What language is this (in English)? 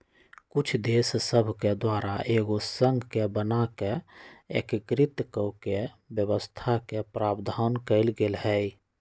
Magahi